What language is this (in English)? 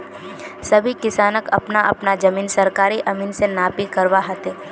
Magahi